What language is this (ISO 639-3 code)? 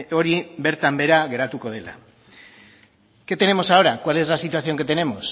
spa